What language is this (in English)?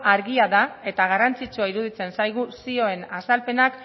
Basque